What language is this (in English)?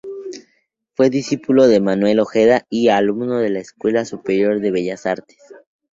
Spanish